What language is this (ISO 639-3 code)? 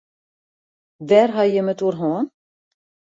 fry